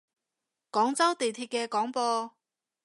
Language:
Cantonese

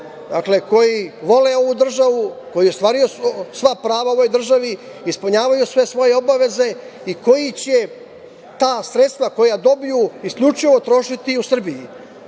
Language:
Serbian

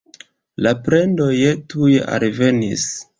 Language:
Esperanto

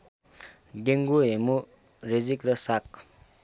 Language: Nepali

